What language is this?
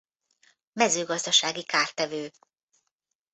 Hungarian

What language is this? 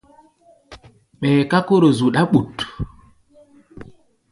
Gbaya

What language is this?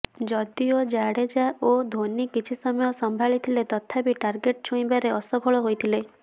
Odia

